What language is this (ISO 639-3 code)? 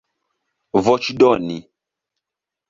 epo